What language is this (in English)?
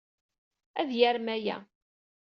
Kabyle